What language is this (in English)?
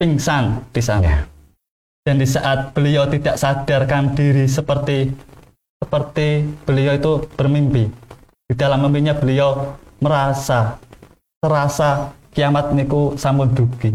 Indonesian